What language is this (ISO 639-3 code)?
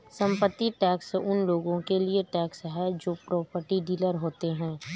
hin